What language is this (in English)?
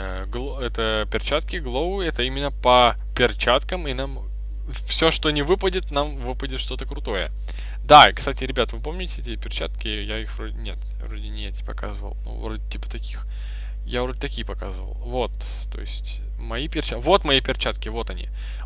Russian